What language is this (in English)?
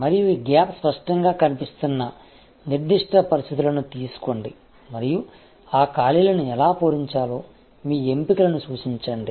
Telugu